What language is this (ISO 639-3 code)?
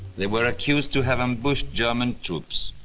eng